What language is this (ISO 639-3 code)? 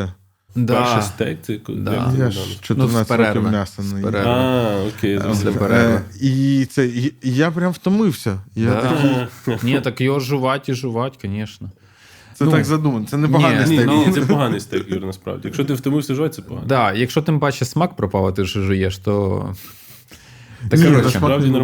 ukr